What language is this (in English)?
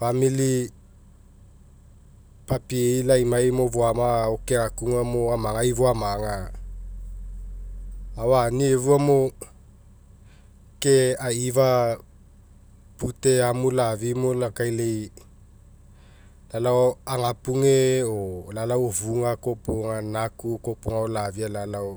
Mekeo